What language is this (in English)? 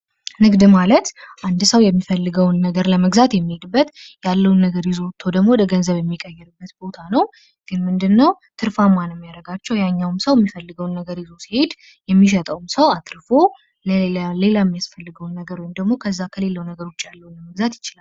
Amharic